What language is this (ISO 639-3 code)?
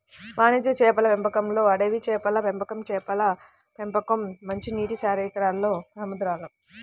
tel